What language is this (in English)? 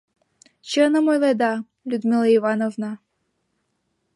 Mari